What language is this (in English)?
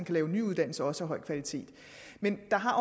Danish